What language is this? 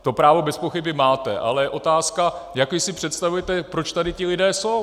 Czech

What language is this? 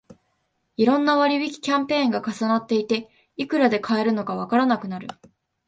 Japanese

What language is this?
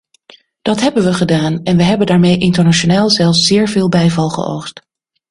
Dutch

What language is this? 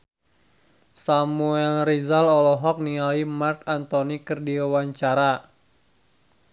Sundanese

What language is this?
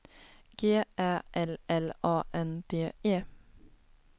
Swedish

